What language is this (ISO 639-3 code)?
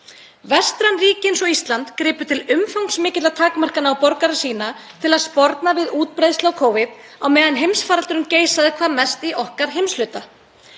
isl